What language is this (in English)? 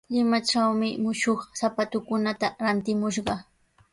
Sihuas Ancash Quechua